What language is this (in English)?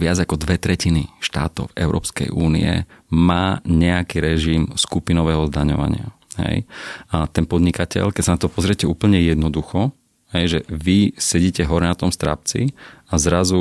Slovak